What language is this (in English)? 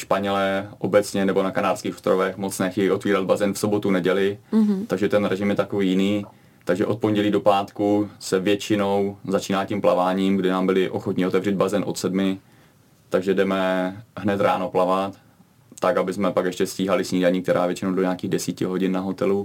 Czech